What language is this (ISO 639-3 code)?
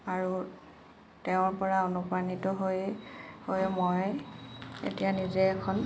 asm